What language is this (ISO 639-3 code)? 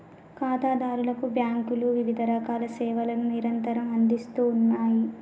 tel